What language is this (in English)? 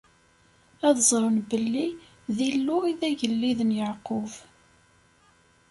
Kabyle